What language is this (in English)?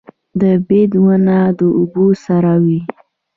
Pashto